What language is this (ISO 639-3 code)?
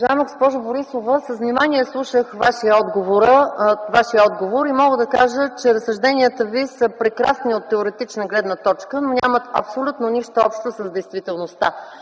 bul